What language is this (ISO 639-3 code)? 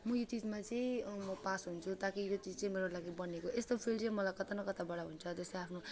nep